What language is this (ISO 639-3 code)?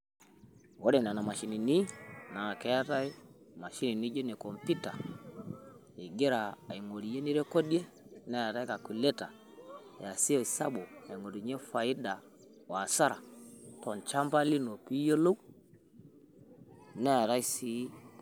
mas